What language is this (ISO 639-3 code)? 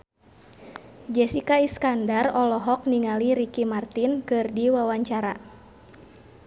sun